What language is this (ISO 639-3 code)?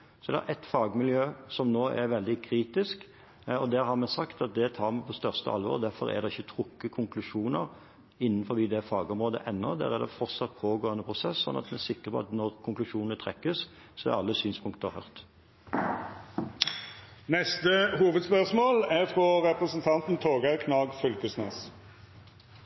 nor